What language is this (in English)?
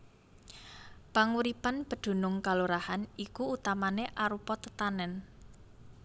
Javanese